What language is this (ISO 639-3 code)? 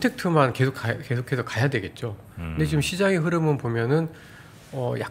kor